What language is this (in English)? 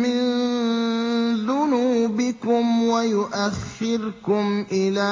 Arabic